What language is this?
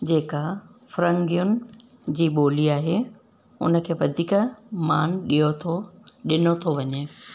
Sindhi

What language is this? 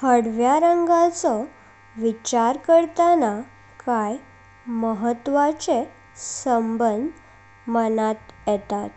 Konkani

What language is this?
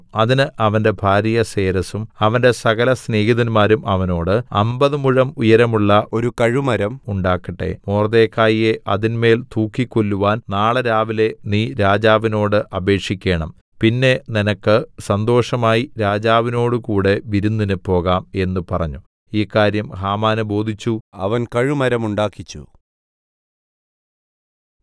Malayalam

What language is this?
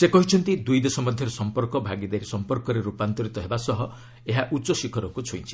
Odia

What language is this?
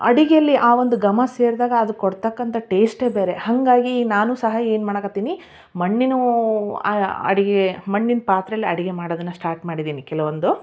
Kannada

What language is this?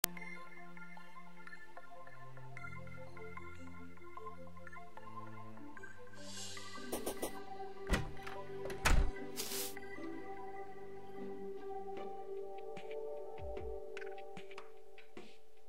English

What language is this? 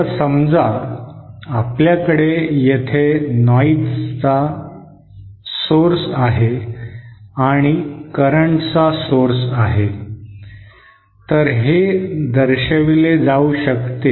Marathi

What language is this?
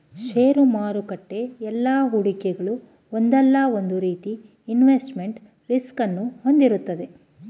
Kannada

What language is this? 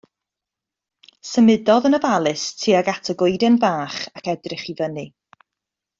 Welsh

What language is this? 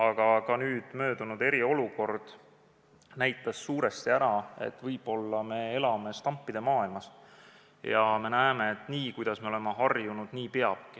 Estonian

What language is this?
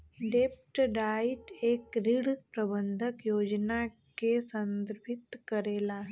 Bhojpuri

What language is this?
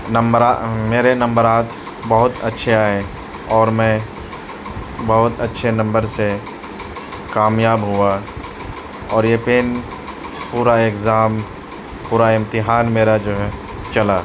Urdu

